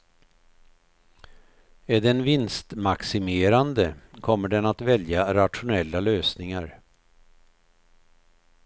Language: Swedish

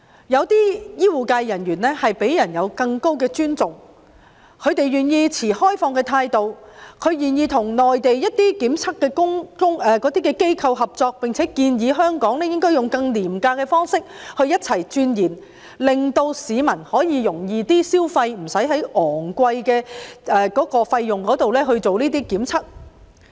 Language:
Cantonese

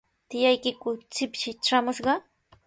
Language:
Sihuas Ancash Quechua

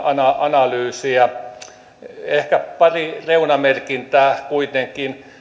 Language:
Finnish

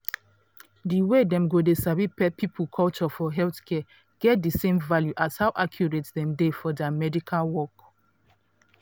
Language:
Nigerian Pidgin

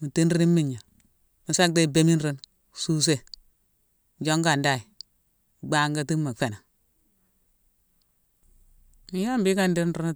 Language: Mansoanka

